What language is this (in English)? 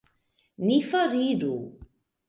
Esperanto